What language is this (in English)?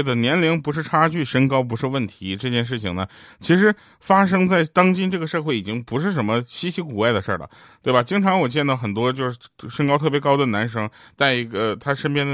Chinese